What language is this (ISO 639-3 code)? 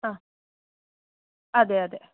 mal